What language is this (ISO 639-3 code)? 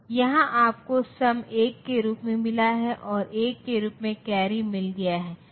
hin